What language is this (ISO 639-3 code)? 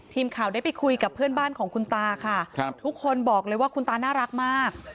tha